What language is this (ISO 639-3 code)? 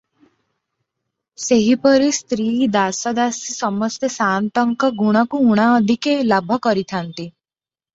ori